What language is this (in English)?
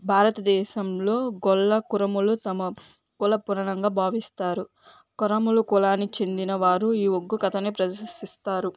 Telugu